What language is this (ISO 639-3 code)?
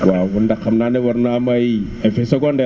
wol